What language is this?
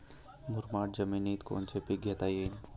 Marathi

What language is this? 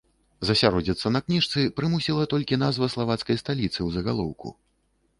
Belarusian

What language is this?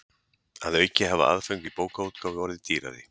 Icelandic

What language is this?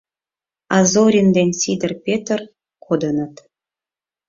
Mari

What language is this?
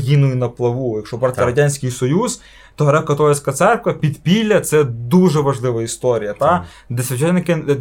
Ukrainian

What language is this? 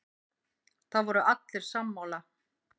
Icelandic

